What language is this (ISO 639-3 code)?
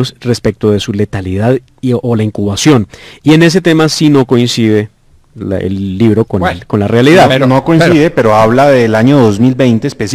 spa